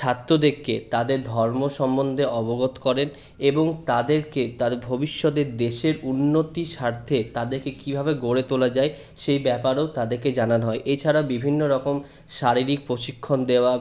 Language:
Bangla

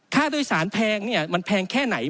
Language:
Thai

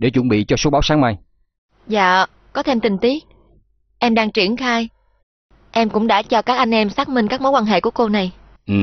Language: Vietnamese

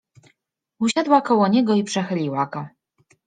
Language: Polish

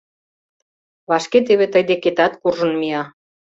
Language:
Mari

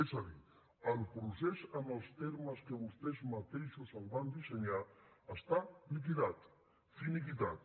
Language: Catalan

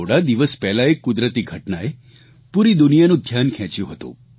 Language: Gujarati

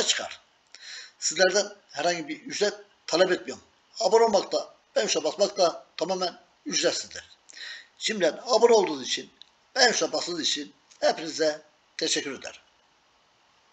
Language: Turkish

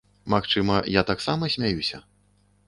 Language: Belarusian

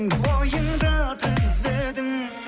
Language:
Kazakh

